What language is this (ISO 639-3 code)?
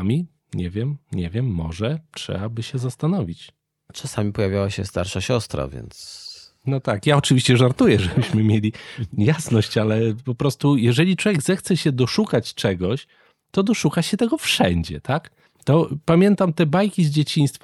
pol